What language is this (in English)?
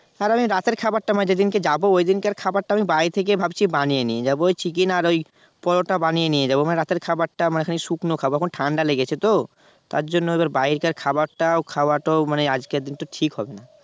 Bangla